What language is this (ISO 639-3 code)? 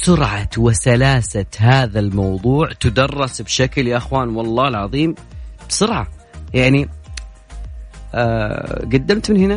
ara